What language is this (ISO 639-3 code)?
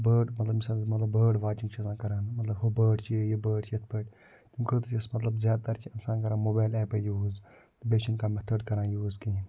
kas